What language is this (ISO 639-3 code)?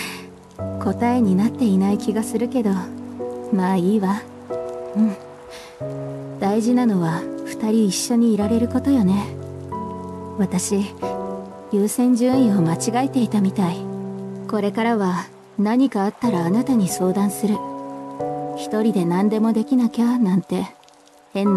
jpn